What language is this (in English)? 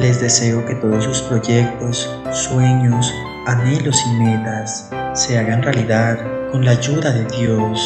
Spanish